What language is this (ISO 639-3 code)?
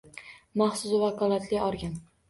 uzb